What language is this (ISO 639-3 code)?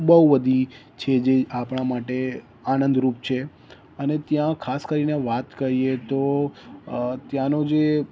guj